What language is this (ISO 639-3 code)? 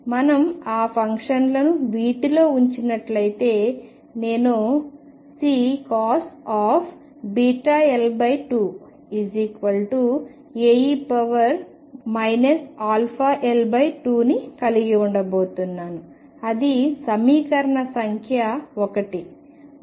tel